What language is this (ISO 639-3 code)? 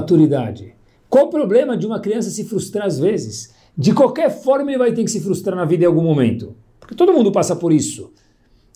por